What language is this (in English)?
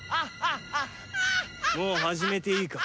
Japanese